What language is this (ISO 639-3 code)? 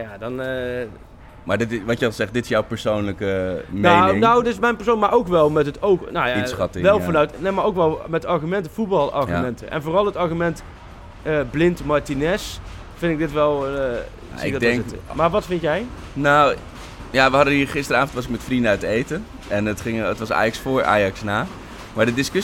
nld